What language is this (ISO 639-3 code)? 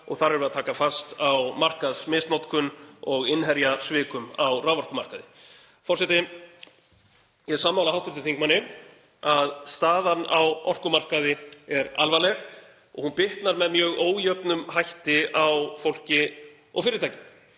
isl